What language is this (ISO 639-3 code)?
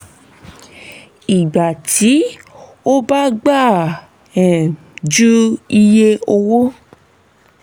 yor